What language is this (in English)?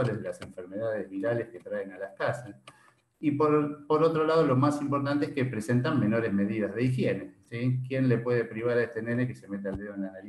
Spanish